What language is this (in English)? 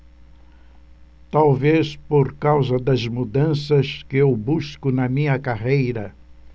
Portuguese